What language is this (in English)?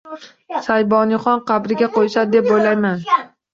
Uzbek